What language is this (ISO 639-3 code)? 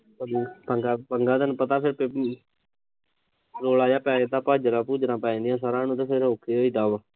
pan